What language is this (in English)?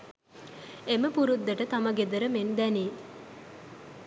Sinhala